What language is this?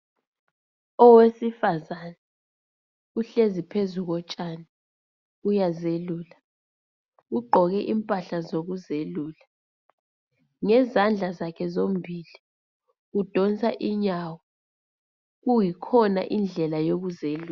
North Ndebele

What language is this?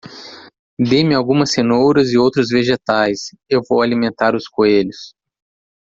Portuguese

